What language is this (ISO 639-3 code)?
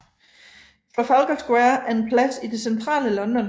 dan